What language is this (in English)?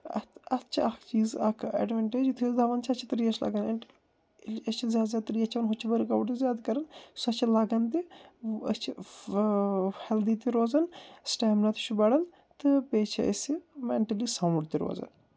Kashmiri